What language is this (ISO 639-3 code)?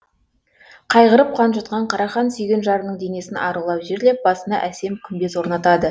kaz